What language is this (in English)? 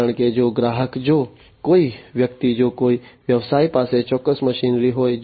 Gujarati